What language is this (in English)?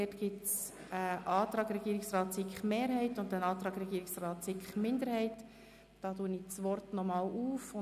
Swiss German